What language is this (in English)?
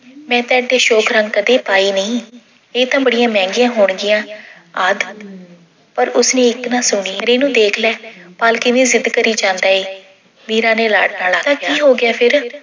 Punjabi